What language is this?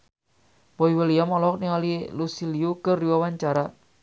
Sundanese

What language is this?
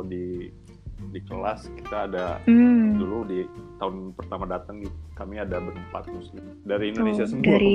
Indonesian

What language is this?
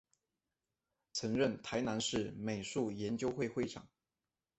Chinese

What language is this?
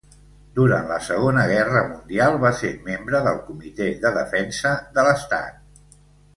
Catalan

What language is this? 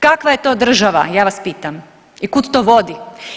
Croatian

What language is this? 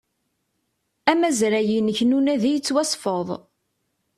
Kabyle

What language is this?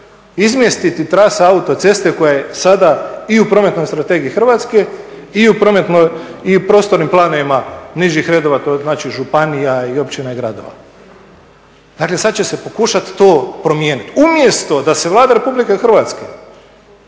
Croatian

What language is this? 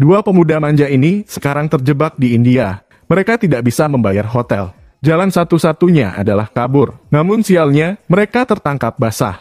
Indonesian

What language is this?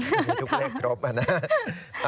Thai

